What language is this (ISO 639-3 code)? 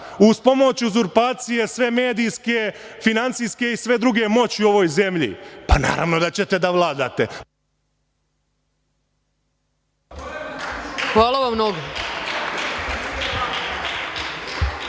srp